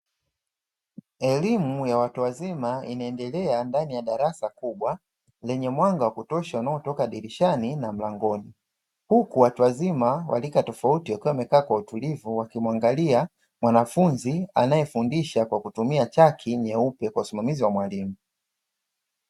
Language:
Swahili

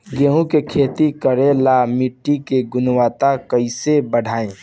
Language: Bhojpuri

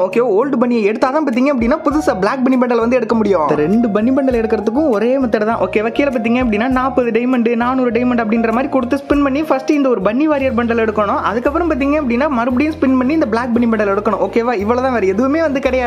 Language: Indonesian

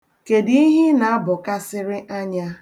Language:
Igbo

